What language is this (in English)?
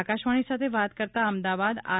Gujarati